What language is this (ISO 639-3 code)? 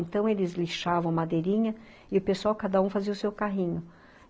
por